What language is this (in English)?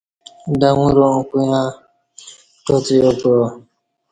Kati